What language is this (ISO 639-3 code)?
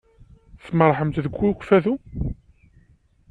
kab